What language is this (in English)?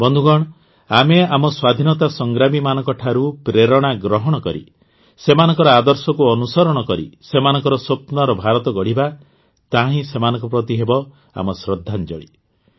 Odia